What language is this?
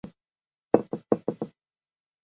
Chinese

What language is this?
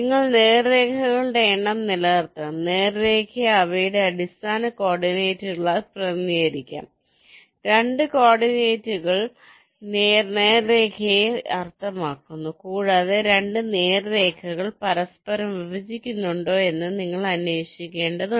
Malayalam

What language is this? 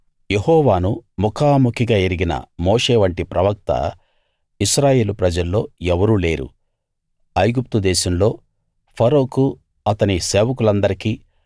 Telugu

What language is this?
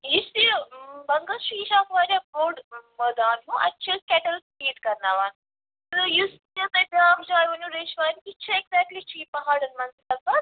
Kashmiri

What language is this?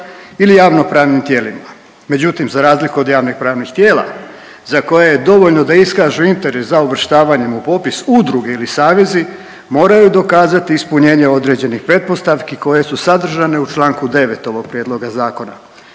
Croatian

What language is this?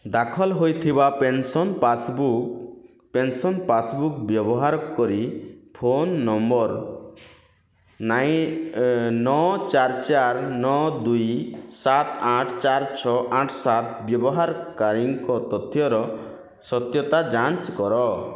Odia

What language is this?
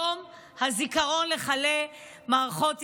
Hebrew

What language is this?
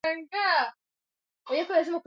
Swahili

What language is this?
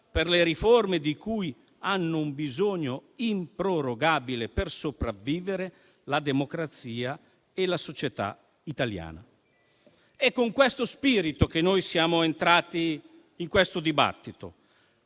Italian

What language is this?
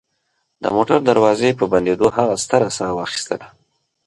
Pashto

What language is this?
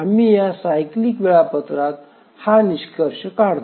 Marathi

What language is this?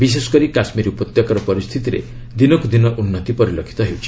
Odia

